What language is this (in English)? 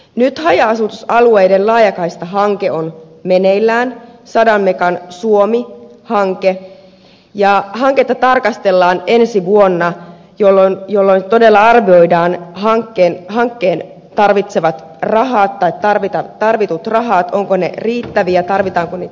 Finnish